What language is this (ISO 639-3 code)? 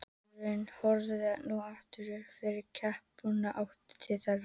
isl